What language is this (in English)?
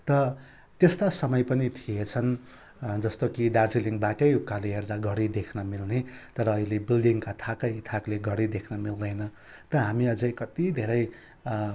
Nepali